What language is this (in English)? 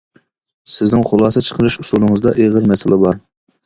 Uyghur